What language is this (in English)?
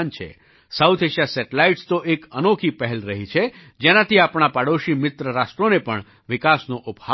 Gujarati